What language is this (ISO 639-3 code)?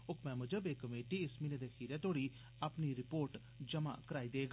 doi